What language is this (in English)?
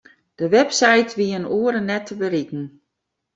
Western Frisian